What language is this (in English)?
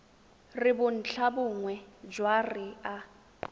Tswana